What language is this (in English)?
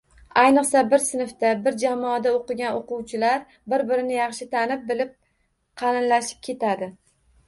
Uzbek